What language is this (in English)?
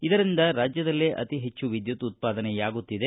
Kannada